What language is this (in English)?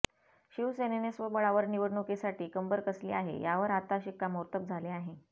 Marathi